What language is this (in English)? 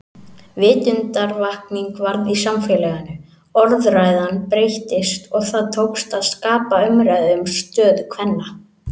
Icelandic